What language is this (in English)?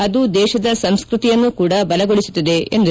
Kannada